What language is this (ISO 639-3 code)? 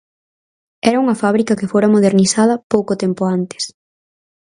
glg